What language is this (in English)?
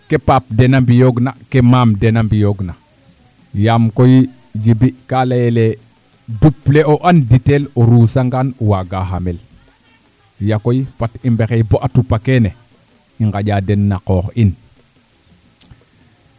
Serer